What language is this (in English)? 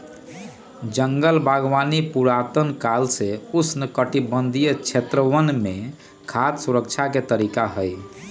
Magahi